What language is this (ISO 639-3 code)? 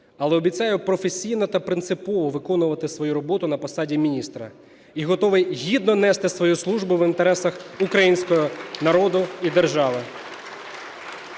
ukr